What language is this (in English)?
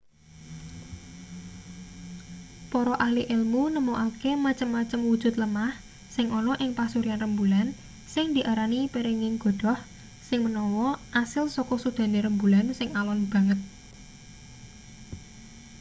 Javanese